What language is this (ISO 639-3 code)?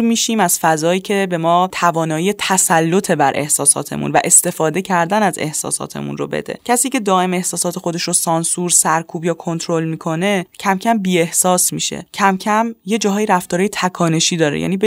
fas